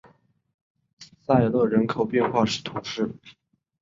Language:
Chinese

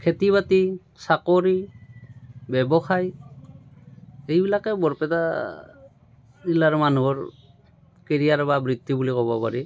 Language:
Assamese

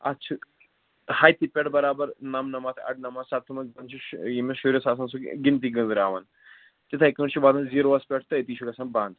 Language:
Kashmiri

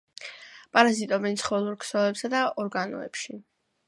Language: Georgian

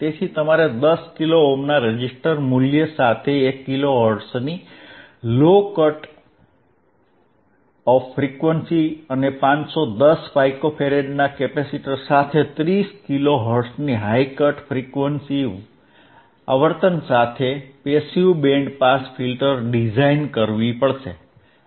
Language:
Gujarati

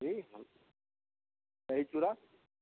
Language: Maithili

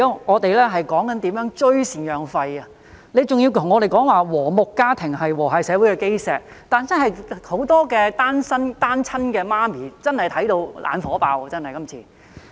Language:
Cantonese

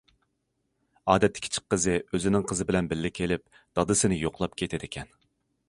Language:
Uyghur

